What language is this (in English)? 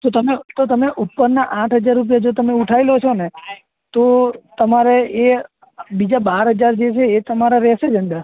Gujarati